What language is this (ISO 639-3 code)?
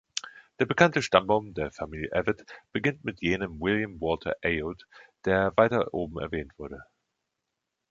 deu